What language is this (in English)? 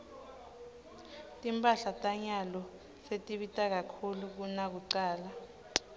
Swati